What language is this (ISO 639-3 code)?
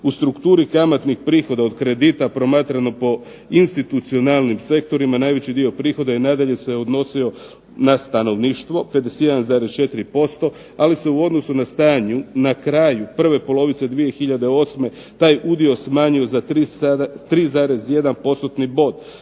hrv